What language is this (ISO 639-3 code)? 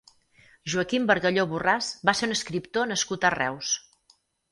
cat